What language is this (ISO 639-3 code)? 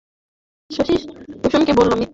ben